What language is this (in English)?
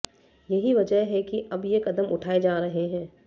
Hindi